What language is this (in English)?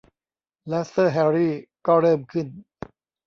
Thai